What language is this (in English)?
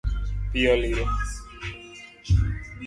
Luo (Kenya and Tanzania)